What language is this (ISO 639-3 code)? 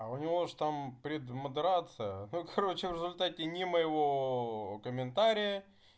rus